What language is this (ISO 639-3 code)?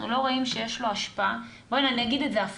heb